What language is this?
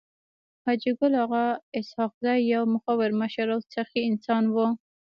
Pashto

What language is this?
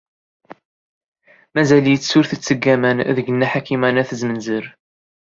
Kabyle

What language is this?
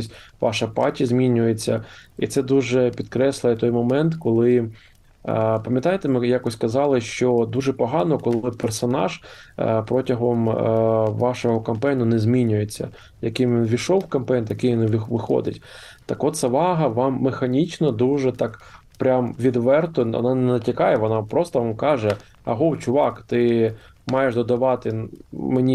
Ukrainian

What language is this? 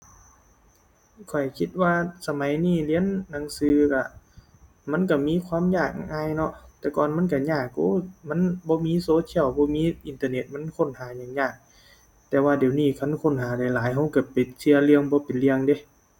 Thai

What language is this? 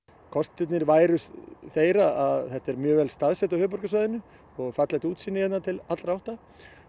Icelandic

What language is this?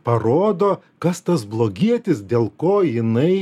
Lithuanian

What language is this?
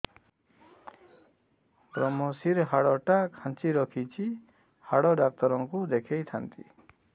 Odia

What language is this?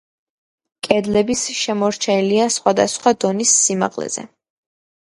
Georgian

